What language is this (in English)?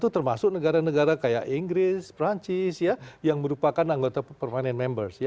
Indonesian